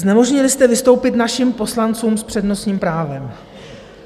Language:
Czech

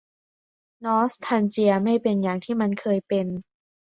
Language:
Thai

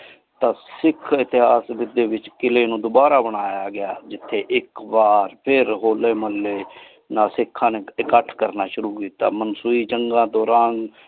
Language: Punjabi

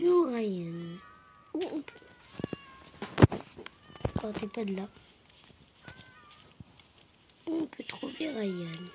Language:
French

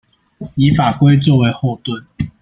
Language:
Chinese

